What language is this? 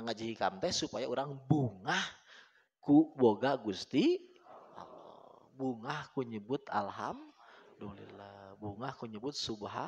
Indonesian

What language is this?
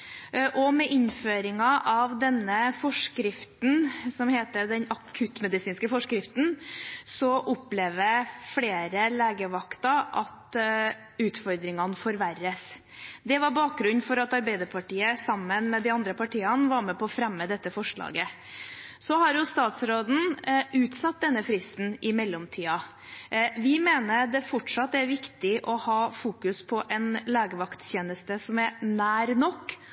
Norwegian Bokmål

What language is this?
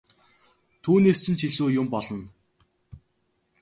Mongolian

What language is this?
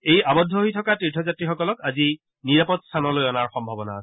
Assamese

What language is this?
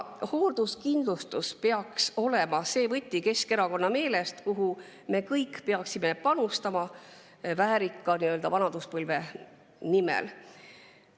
Estonian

